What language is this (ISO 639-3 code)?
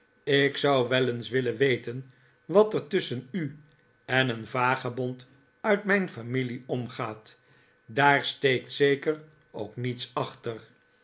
nld